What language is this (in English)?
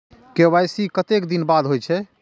Maithili